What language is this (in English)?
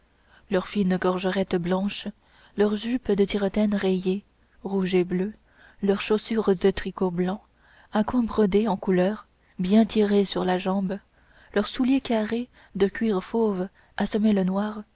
French